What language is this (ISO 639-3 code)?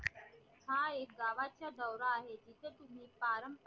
mar